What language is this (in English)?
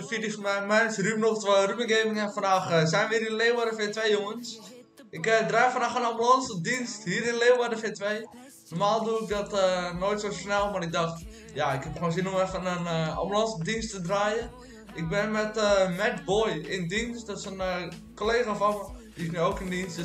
Dutch